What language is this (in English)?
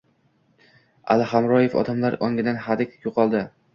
Uzbek